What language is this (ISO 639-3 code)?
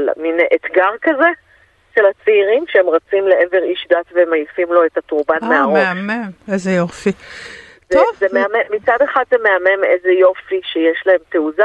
heb